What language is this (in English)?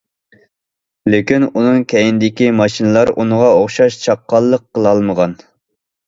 Uyghur